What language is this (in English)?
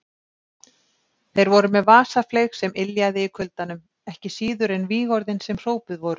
Icelandic